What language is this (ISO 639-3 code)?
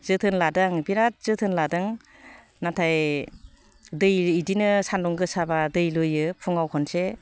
brx